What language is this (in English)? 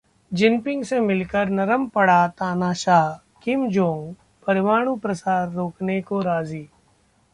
Hindi